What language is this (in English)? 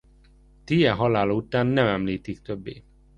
Hungarian